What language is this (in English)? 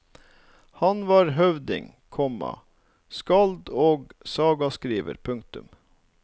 Norwegian